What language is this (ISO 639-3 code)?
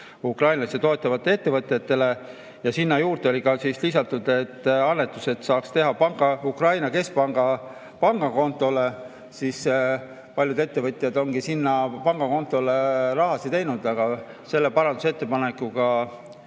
est